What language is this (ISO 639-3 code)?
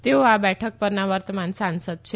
guj